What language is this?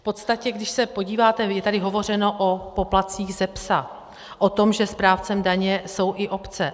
Czech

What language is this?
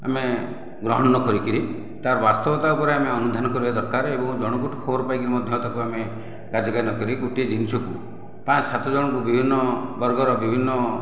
Odia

